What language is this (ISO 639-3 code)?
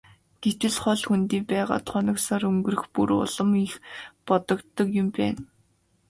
mon